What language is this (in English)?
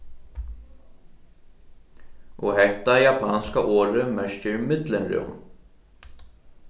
Faroese